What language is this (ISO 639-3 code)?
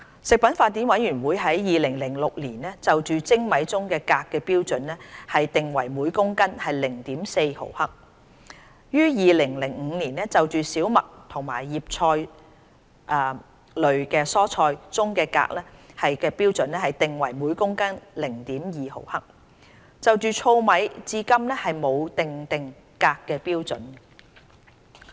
yue